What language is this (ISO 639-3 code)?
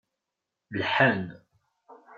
kab